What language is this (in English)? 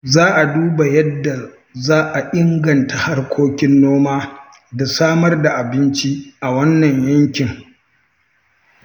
Hausa